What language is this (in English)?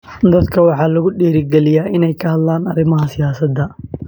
Somali